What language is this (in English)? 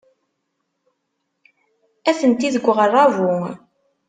Kabyle